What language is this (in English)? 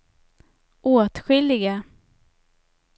Swedish